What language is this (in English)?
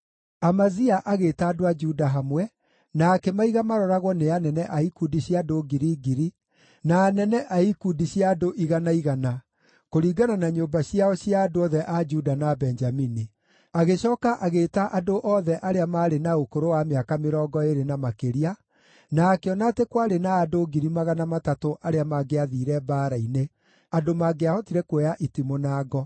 Kikuyu